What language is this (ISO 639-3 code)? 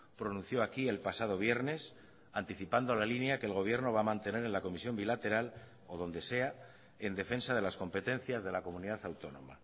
spa